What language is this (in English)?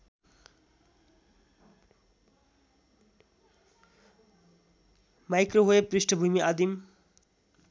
Nepali